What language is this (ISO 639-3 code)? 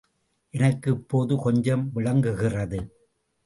tam